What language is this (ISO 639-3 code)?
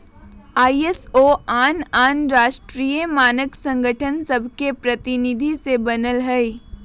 mag